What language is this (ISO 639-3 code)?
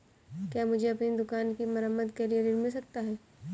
hin